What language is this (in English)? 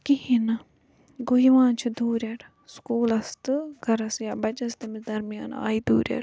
Kashmiri